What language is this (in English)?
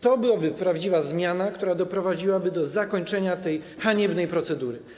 Polish